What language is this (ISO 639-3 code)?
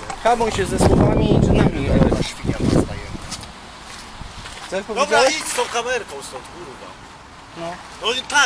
pol